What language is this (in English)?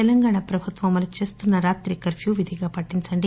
Telugu